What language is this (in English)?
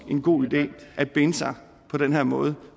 Danish